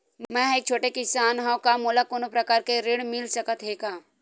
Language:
Chhattisgarhi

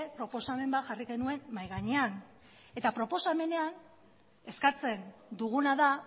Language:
Basque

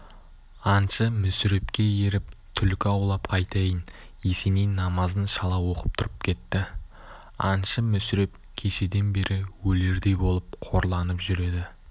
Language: Kazakh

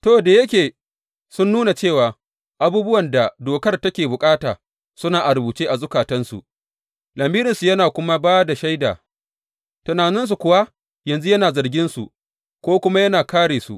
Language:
Hausa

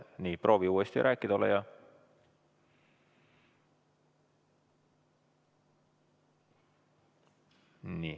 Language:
Estonian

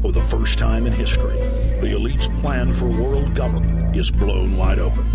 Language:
English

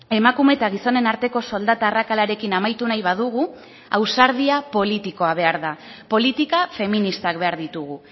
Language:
Basque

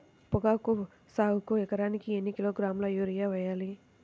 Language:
Telugu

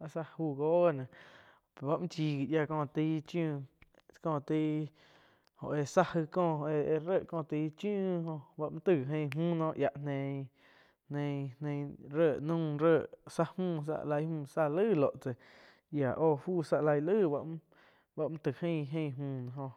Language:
Quiotepec Chinantec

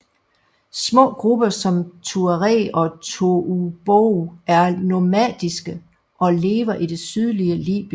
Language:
Danish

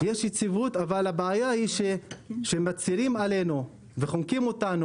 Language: Hebrew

